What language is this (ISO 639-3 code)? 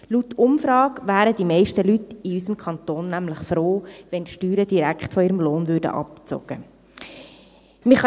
gsw